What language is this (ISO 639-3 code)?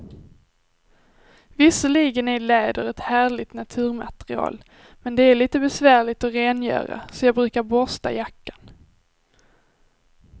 swe